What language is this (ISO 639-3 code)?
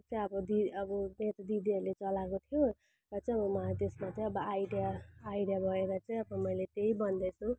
nep